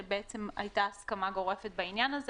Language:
Hebrew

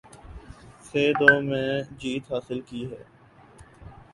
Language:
Urdu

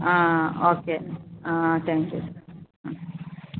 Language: Malayalam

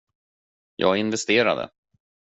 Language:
Swedish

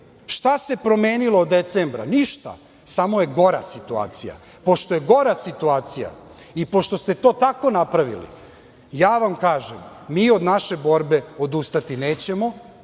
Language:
Serbian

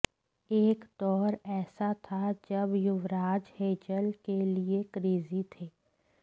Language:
Hindi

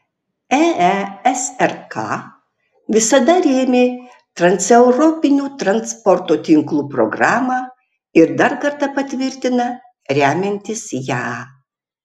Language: Lithuanian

